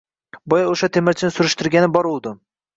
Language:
Uzbek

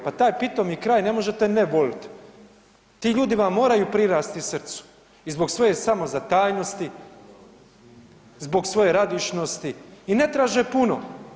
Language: Croatian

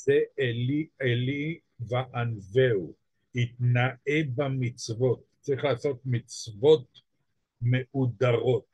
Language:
Hebrew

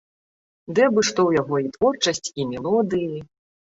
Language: Belarusian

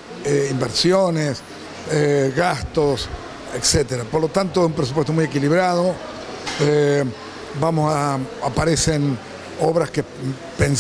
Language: Spanish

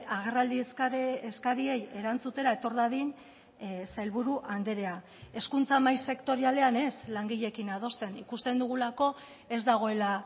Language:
Basque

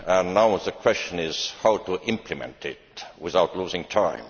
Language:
English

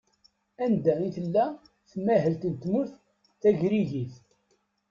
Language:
Kabyle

